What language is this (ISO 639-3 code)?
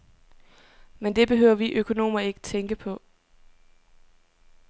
dan